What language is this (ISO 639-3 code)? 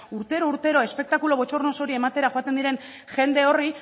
eus